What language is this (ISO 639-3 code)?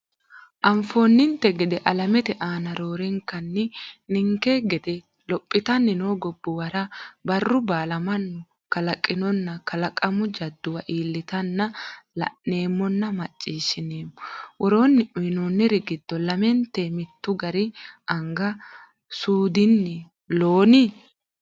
sid